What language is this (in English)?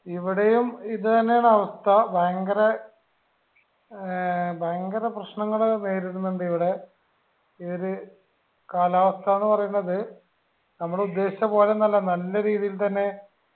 Malayalam